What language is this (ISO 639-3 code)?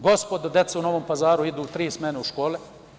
srp